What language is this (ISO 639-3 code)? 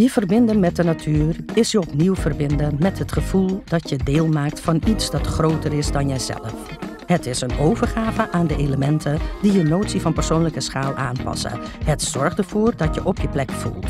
nld